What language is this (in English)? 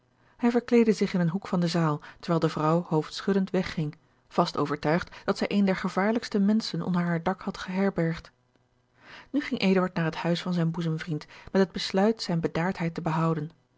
Dutch